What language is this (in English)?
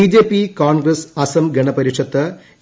Malayalam